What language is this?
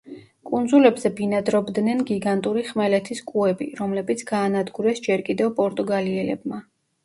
Georgian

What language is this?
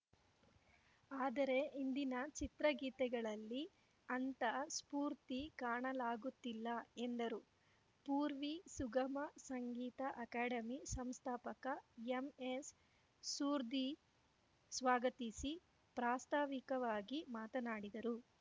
Kannada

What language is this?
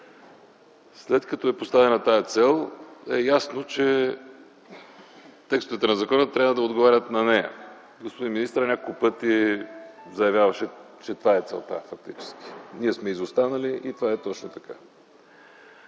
Bulgarian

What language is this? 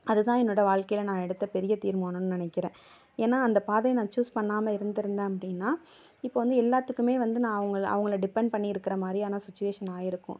Tamil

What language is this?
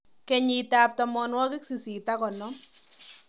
Kalenjin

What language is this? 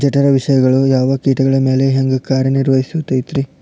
Kannada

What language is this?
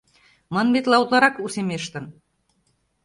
Mari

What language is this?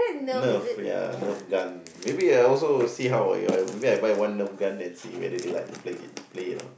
English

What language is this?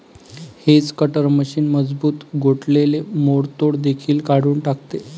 Marathi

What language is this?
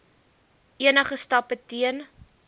Afrikaans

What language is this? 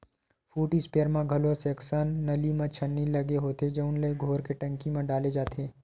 Chhattisgarhi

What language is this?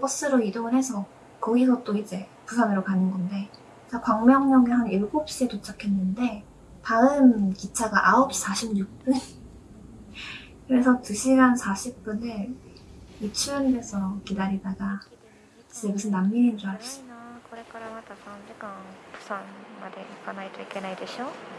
Korean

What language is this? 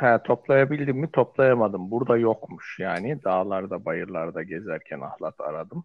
Turkish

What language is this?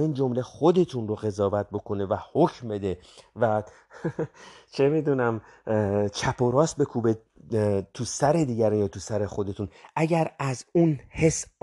Persian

